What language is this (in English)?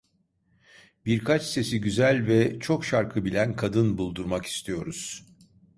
Turkish